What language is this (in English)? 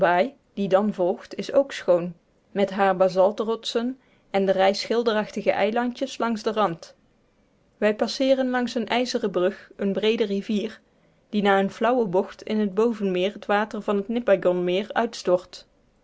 Dutch